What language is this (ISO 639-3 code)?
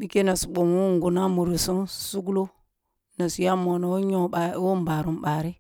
bbu